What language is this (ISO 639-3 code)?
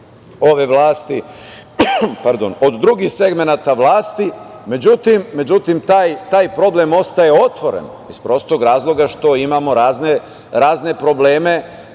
srp